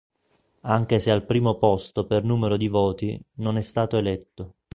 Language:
Italian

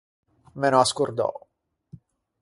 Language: Ligurian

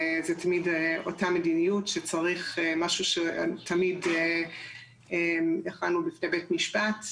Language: Hebrew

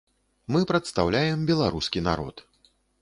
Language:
Belarusian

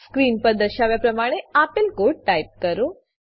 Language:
Gujarati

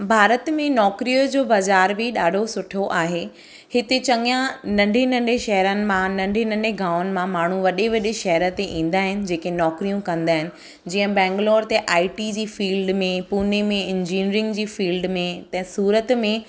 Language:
Sindhi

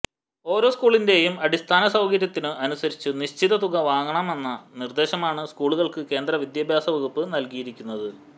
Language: Malayalam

